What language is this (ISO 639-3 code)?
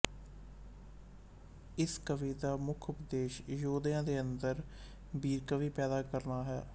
pan